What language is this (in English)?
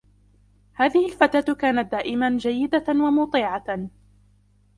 Arabic